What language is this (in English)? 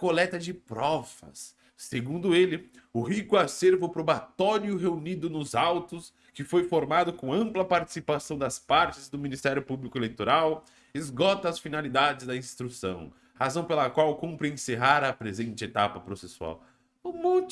Portuguese